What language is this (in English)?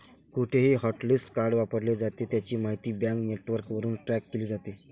Marathi